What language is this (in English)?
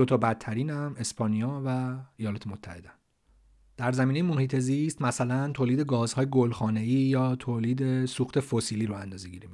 Persian